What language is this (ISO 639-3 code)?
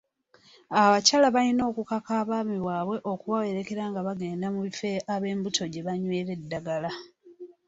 lug